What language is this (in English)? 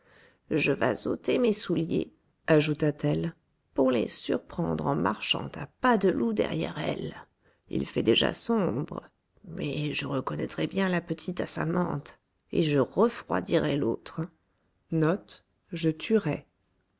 French